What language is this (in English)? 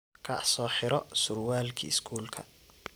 Somali